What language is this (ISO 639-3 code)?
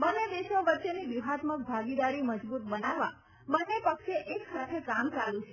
guj